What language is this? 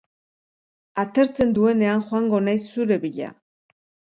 Basque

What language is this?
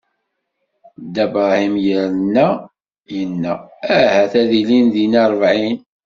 Kabyle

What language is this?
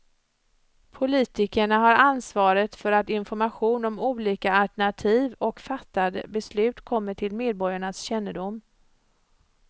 Swedish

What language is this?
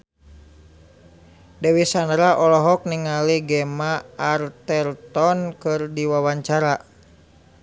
Sundanese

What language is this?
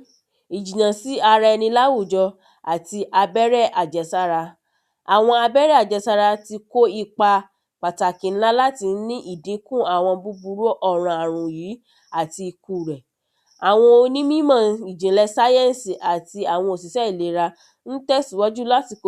Yoruba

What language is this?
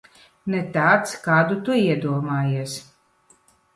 Latvian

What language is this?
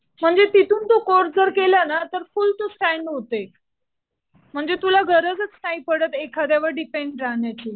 Marathi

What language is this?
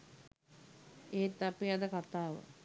Sinhala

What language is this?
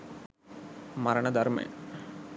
Sinhala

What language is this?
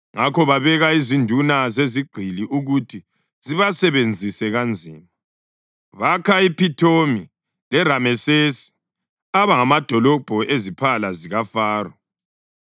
North Ndebele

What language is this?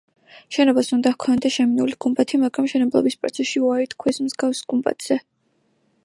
Georgian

